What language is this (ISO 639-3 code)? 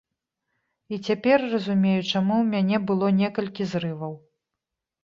bel